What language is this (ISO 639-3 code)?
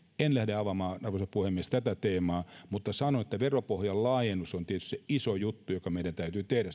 fin